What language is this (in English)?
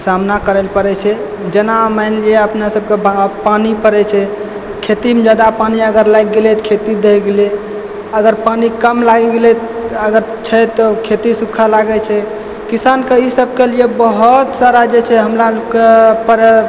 Maithili